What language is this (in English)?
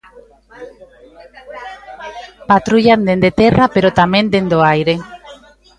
Galician